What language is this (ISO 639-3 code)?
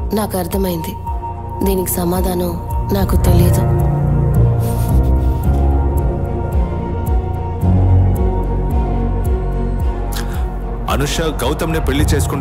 tel